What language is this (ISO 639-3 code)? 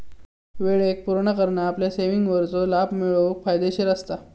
mar